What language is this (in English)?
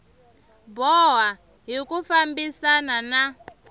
Tsonga